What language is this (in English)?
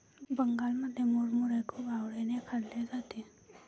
Marathi